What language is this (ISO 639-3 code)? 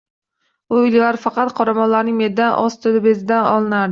uzb